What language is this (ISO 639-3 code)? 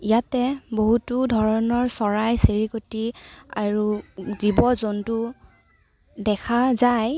asm